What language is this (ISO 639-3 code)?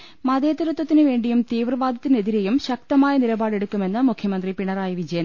mal